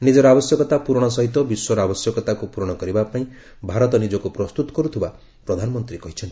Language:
Odia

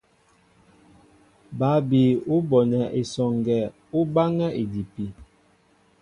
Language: Mbo (Cameroon)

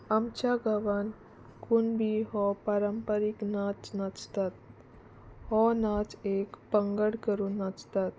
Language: Konkani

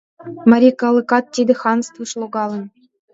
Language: Mari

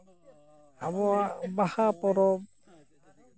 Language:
Santali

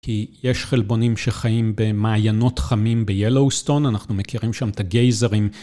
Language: Hebrew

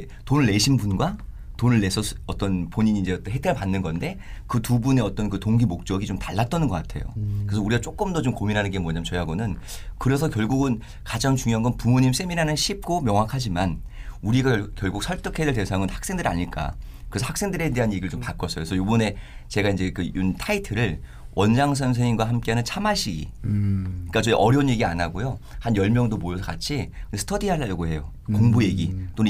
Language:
Korean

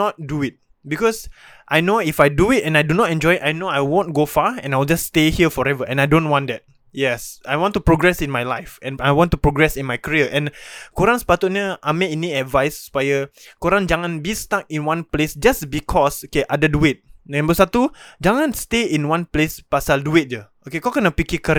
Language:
Malay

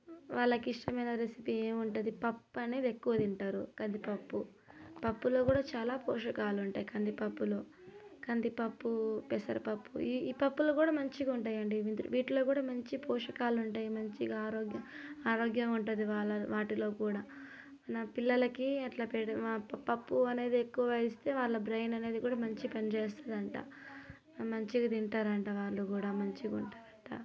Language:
Telugu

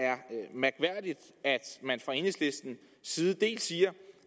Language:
Danish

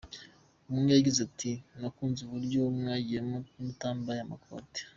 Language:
Kinyarwanda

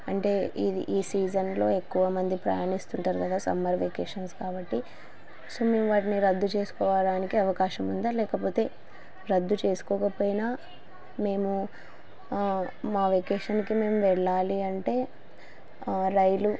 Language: Telugu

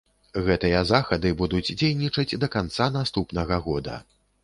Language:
Belarusian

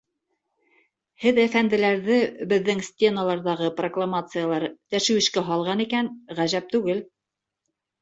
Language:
Bashkir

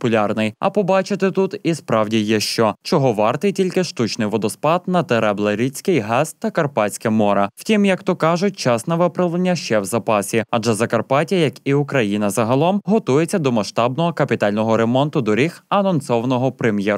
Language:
Ukrainian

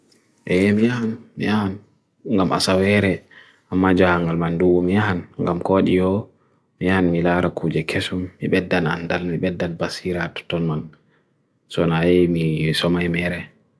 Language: Bagirmi Fulfulde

